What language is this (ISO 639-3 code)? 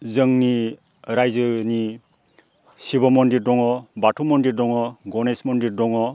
brx